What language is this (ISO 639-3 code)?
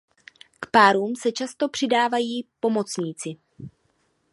ces